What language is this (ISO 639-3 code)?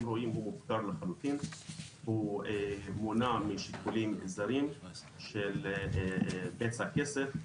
heb